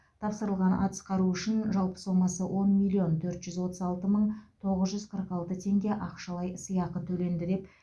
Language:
Kazakh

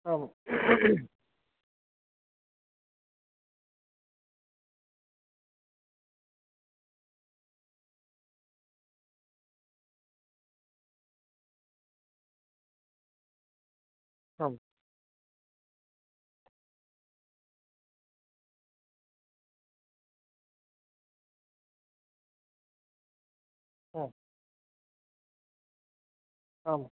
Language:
Sanskrit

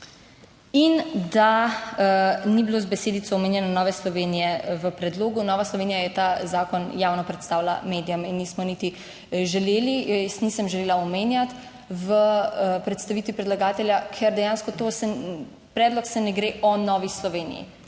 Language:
Slovenian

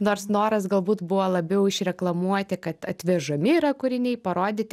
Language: Lithuanian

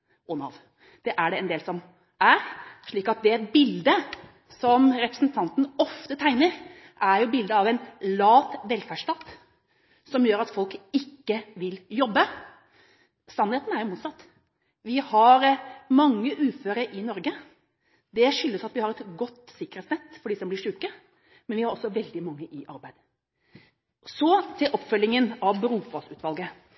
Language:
Norwegian Bokmål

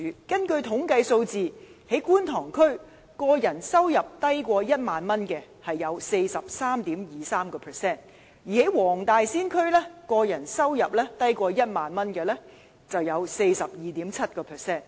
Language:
Cantonese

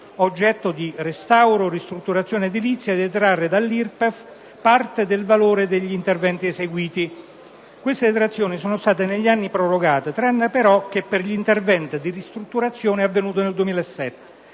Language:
Italian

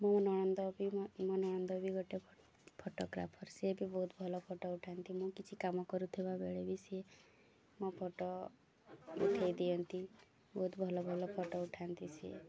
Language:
Odia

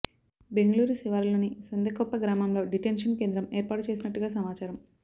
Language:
Telugu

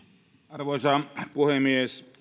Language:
Finnish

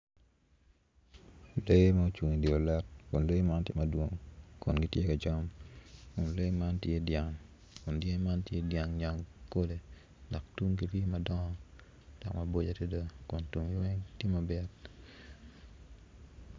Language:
Acoli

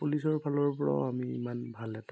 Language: Assamese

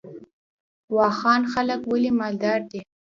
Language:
Pashto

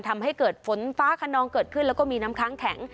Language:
Thai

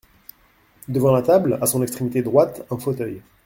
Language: French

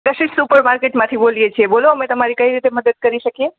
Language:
Gujarati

